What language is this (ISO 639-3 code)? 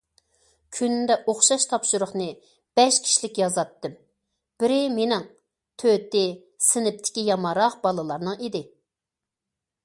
uig